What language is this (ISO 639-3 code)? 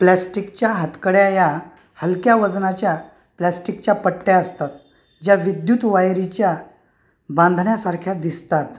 mar